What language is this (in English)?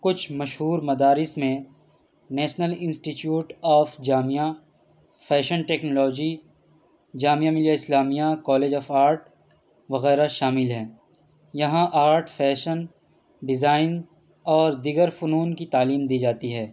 Urdu